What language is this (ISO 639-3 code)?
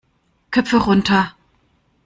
deu